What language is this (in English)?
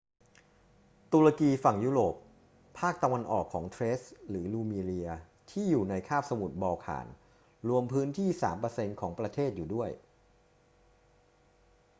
Thai